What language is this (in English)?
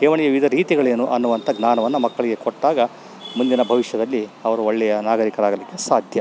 Kannada